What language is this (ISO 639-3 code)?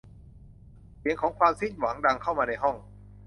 tha